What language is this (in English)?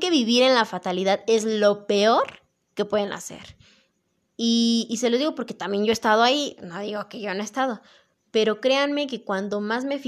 Spanish